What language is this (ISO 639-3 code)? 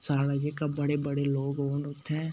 doi